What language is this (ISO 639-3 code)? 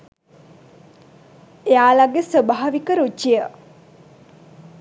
sin